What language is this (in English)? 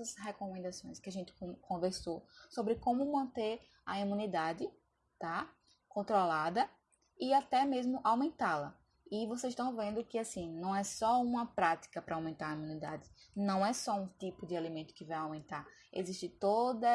Portuguese